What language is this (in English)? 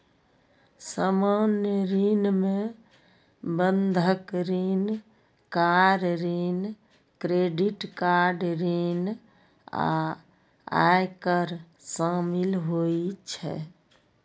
Maithili